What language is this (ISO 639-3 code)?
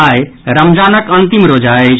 mai